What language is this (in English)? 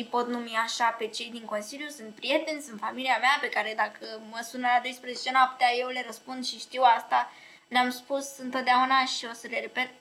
Romanian